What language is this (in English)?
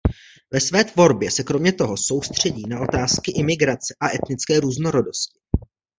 Czech